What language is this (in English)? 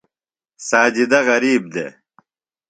Phalura